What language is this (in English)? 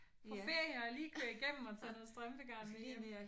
Danish